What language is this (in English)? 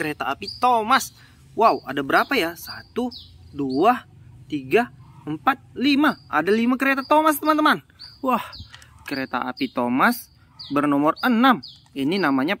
Indonesian